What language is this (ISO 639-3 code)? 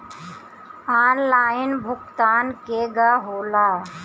bho